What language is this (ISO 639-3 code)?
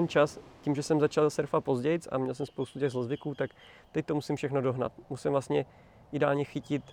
ces